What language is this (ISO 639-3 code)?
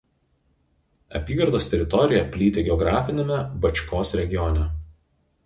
lit